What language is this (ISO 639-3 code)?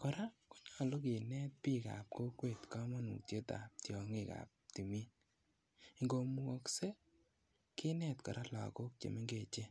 kln